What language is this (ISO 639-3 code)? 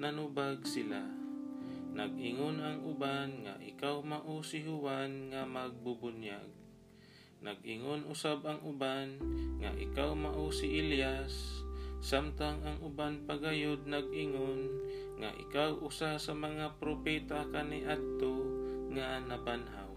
fil